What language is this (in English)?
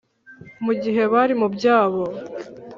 Kinyarwanda